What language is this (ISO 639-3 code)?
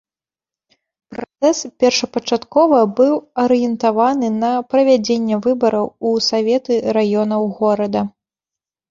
bel